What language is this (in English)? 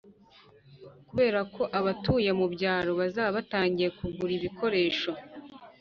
Kinyarwanda